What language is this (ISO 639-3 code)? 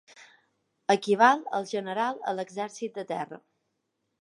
cat